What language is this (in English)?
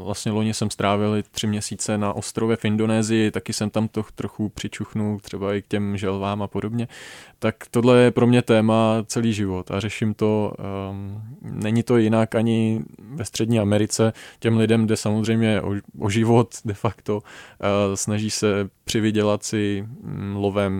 Czech